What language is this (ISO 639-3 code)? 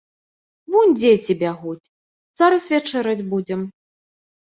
bel